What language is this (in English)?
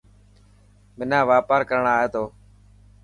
Dhatki